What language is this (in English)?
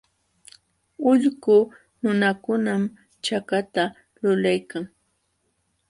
Jauja Wanca Quechua